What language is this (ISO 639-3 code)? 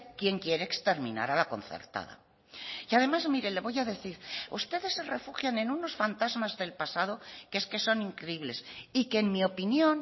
spa